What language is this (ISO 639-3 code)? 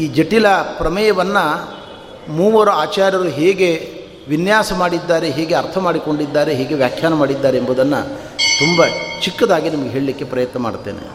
kan